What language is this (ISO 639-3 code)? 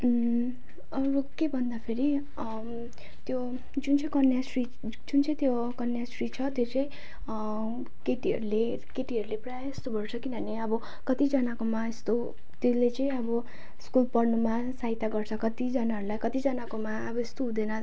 nep